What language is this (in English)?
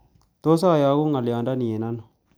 Kalenjin